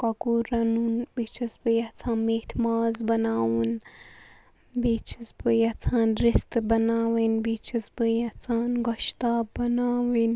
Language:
Kashmiri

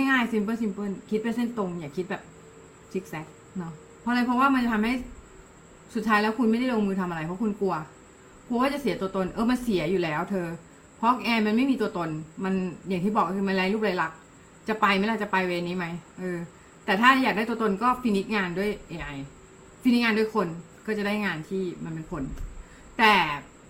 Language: Thai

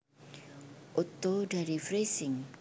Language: Javanese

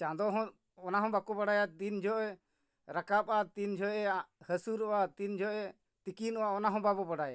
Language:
Santali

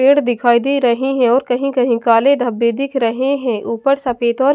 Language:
Hindi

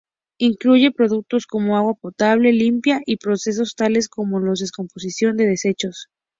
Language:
Spanish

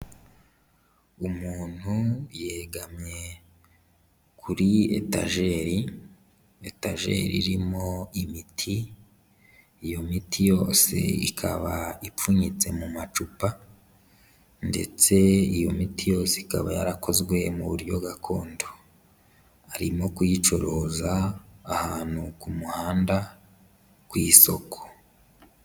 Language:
Kinyarwanda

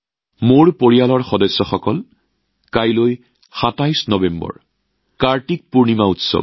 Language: Assamese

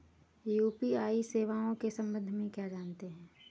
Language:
Hindi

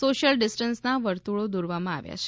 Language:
Gujarati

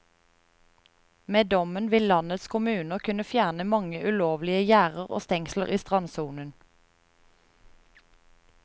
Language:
Norwegian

